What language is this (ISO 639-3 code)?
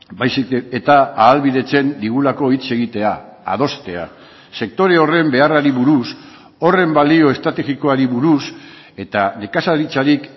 eus